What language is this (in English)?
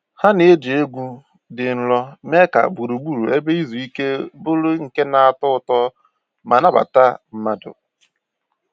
Igbo